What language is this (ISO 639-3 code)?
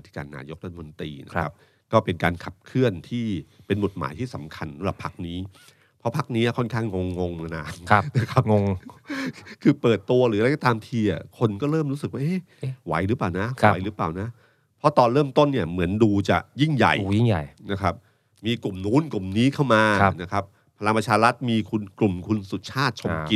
tha